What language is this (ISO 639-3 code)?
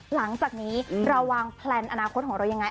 tha